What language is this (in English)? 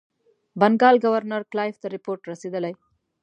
Pashto